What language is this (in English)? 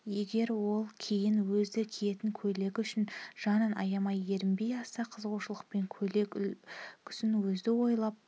Kazakh